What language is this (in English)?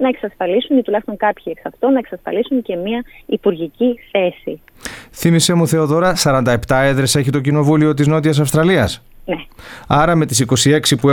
Greek